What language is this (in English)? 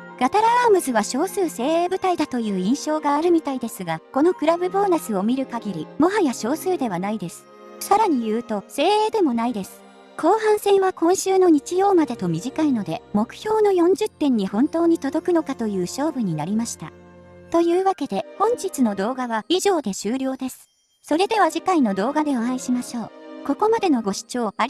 Japanese